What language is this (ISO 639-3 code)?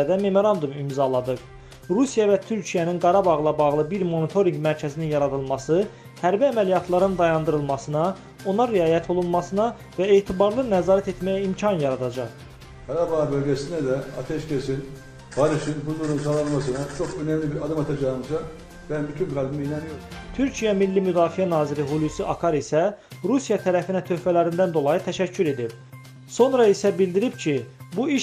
tur